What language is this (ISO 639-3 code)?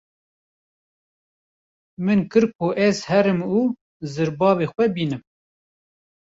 kur